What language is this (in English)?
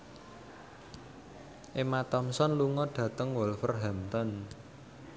Javanese